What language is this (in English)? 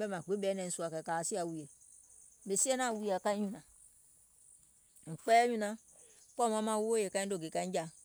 Gola